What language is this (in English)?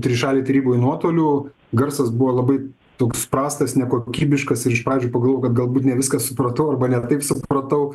Lithuanian